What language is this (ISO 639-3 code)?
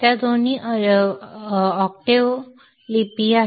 mar